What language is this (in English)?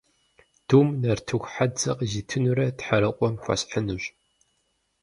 Kabardian